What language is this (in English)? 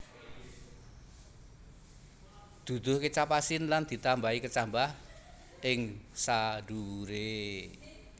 Javanese